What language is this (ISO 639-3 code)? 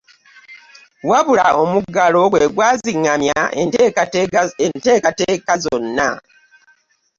lug